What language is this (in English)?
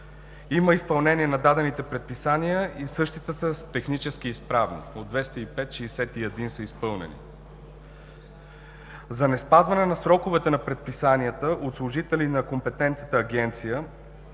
Bulgarian